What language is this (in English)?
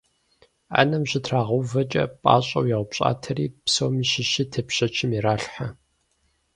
Kabardian